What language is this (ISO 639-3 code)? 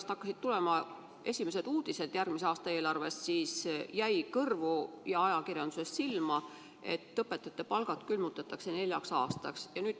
est